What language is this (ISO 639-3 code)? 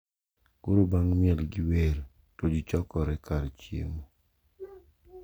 luo